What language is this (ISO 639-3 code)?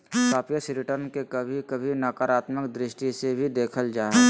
mag